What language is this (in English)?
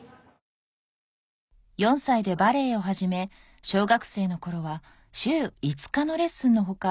Japanese